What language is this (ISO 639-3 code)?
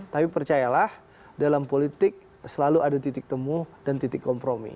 ind